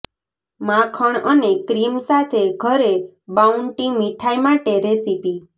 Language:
Gujarati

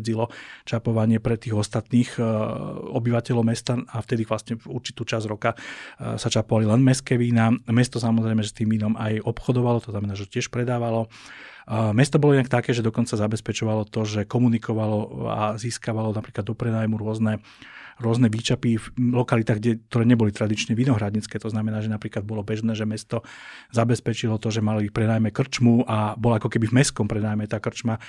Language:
Slovak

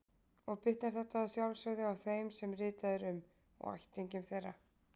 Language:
Icelandic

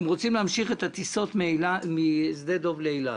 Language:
Hebrew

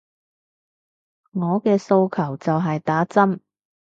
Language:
Cantonese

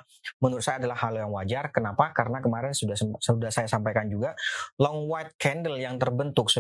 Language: Indonesian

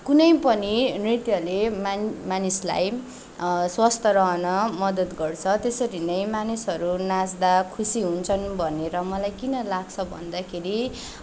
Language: Nepali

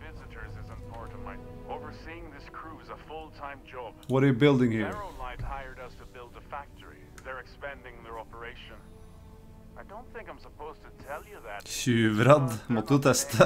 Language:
Norwegian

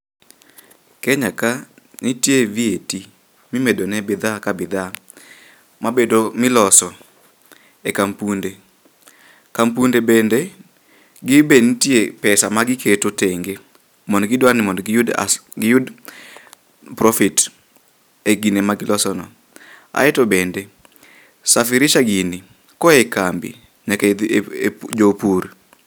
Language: Luo (Kenya and Tanzania)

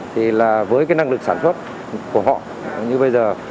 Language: Vietnamese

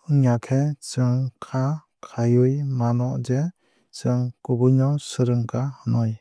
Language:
Kok Borok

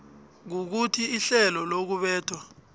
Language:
South Ndebele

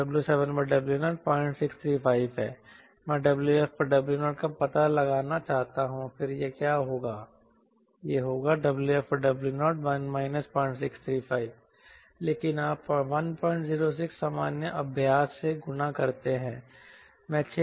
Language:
Hindi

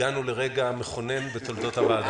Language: Hebrew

